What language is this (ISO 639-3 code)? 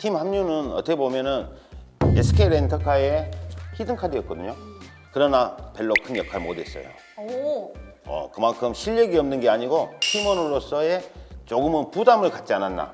kor